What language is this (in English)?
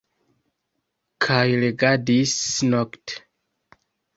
Esperanto